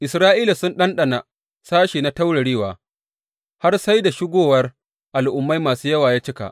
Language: Hausa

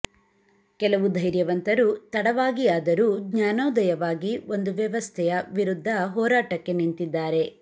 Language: Kannada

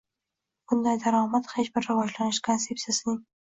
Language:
Uzbek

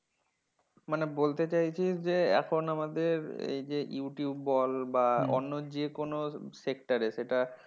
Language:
Bangla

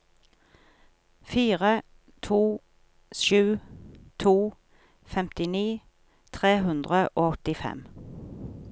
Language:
Norwegian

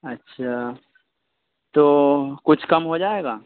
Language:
Urdu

